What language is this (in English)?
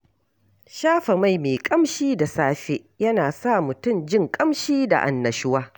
Hausa